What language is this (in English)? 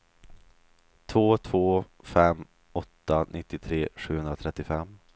Swedish